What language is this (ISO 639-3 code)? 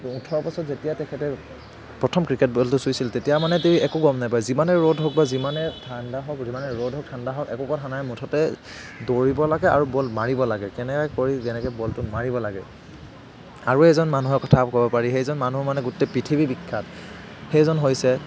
asm